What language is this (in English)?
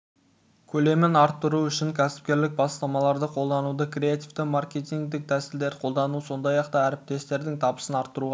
Kazakh